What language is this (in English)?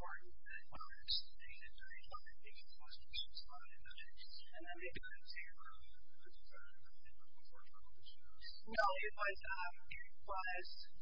English